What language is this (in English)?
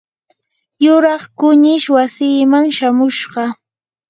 Yanahuanca Pasco Quechua